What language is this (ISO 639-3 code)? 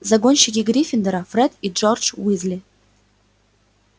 rus